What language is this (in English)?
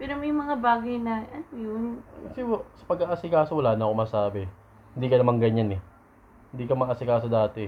Filipino